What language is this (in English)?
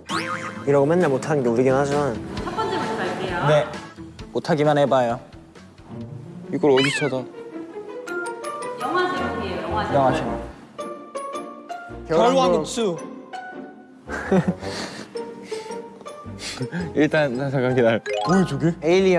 Korean